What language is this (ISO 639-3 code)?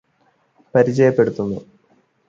mal